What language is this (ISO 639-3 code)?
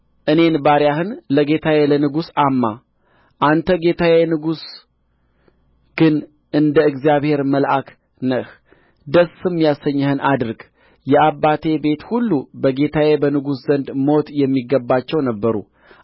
amh